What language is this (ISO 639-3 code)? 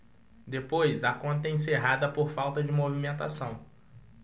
por